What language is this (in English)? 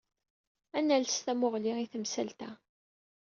Kabyle